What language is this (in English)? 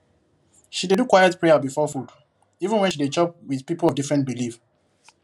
Nigerian Pidgin